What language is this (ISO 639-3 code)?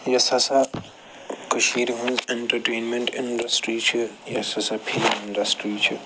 kas